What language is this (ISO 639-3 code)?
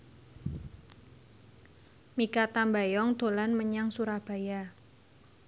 jav